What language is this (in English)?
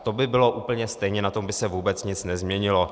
Czech